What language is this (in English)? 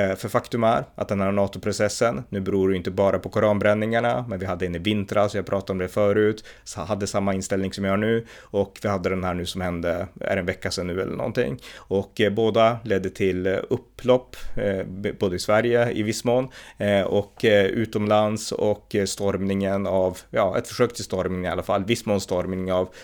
Swedish